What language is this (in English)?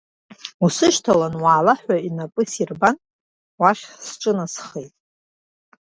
Abkhazian